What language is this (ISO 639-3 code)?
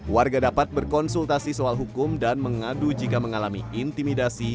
ind